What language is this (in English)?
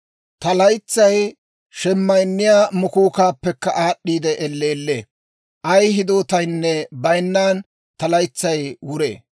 Dawro